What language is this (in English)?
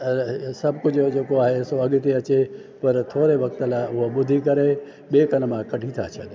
Sindhi